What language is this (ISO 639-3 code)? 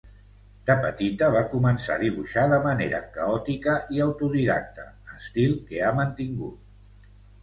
cat